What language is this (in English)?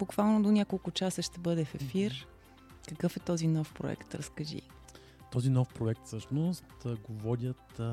Bulgarian